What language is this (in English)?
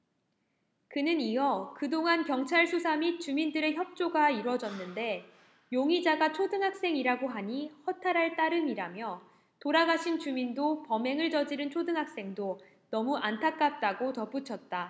Korean